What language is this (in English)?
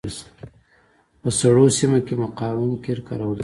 Pashto